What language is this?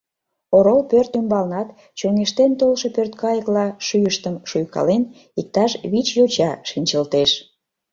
Mari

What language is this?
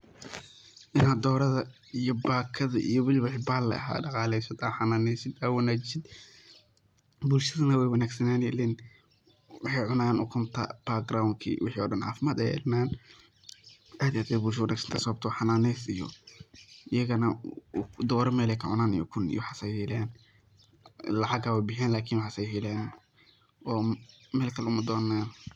Somali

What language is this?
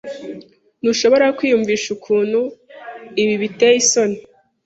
Kinyarwanda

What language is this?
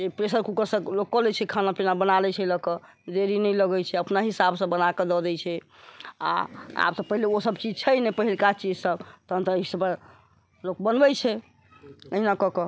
Maithili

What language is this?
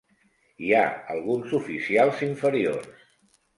Catalan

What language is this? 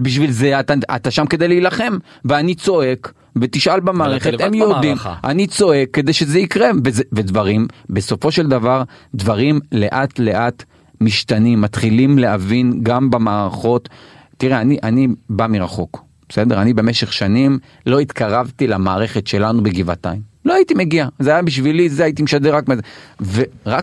Hebrew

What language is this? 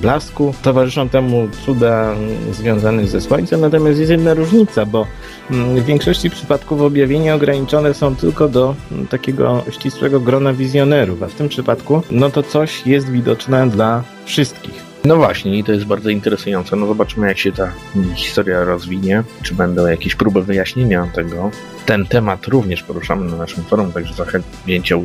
Polish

